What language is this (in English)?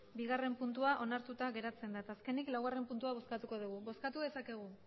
Basque